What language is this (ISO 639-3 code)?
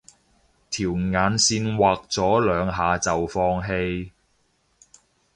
yue